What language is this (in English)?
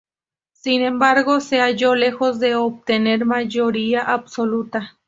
Spanish